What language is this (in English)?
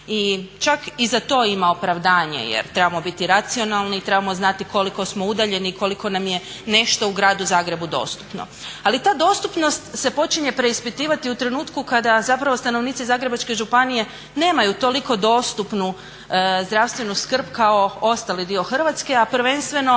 Croatian